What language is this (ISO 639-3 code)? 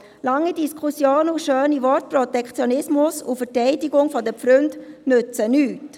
gsw